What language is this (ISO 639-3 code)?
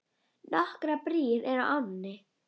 isl